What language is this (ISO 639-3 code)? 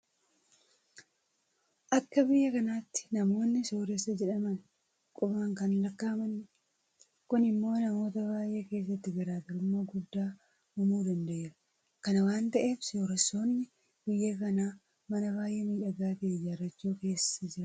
orm